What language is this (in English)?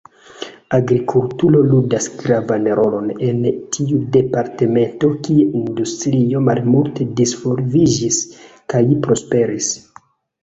Esperanto